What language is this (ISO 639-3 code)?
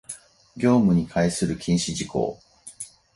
jpn